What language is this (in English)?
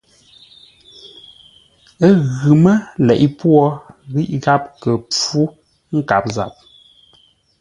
Ngombale